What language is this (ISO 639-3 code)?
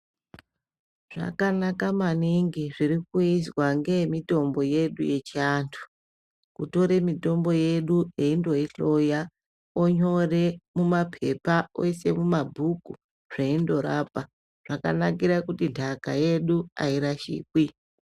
ndc